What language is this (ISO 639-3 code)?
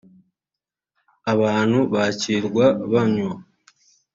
kin